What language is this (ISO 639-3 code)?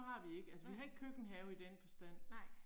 dan